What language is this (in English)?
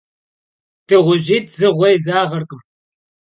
Kabardian